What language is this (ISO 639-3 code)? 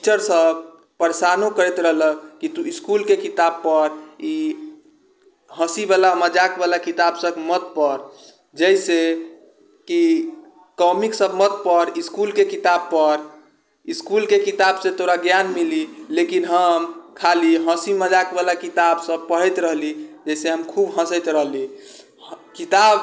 mai